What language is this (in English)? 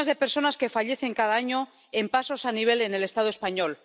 Spanish